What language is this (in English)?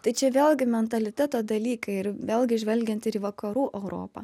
Lithuanian